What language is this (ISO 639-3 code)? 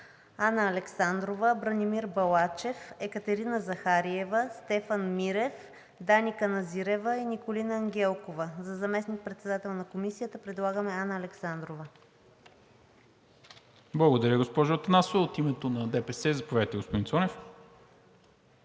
bul